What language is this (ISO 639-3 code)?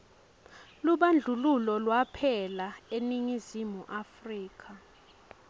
ssw